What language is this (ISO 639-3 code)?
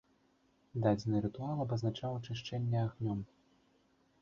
bel